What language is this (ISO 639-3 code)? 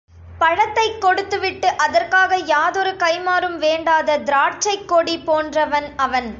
tam